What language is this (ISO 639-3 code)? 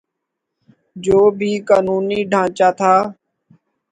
urd